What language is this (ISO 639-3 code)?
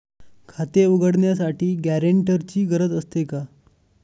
mar